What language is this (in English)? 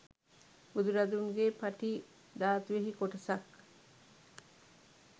Sinhala